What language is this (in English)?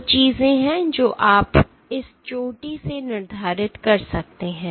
Hindi